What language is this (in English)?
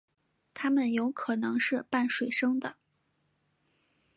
Chinese